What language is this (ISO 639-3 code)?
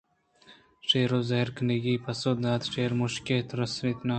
bgp